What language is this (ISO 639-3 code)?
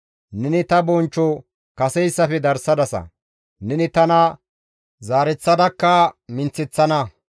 gmv